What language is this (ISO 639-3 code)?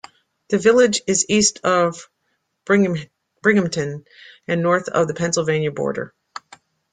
eng